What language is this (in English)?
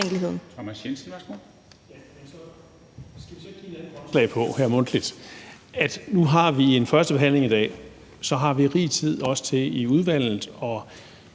Danish